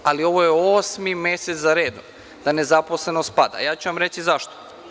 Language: Serbian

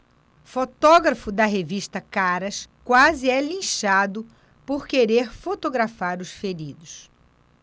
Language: Portuguese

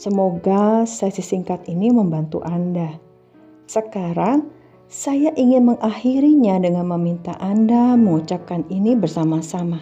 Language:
Indonesian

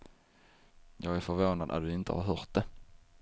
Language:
Swedish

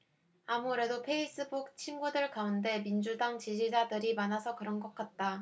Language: Korean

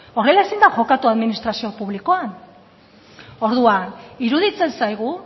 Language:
Basque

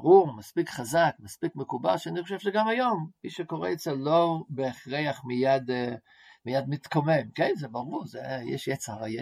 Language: Hebrew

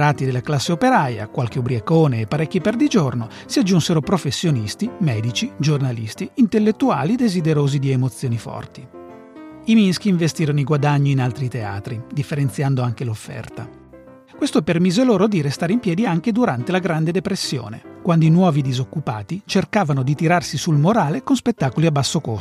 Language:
Italian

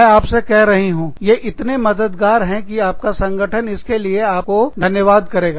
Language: Hindi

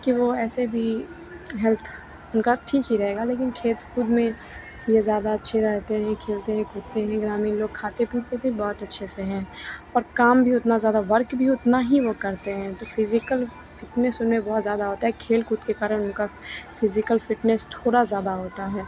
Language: Hindi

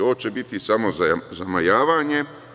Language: Serbian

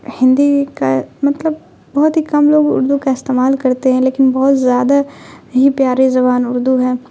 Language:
Urdu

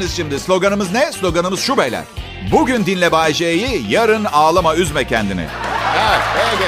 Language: Turkish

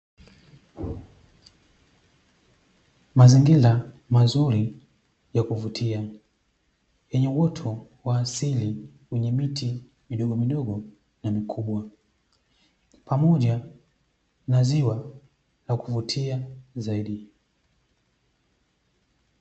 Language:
Swahili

